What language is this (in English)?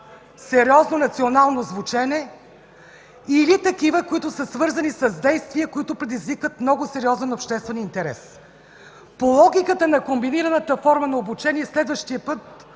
Bulgarian